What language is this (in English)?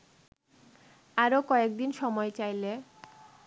Bangla